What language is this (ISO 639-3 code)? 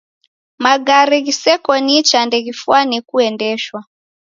dav